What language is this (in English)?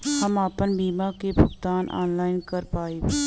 Bhojpuri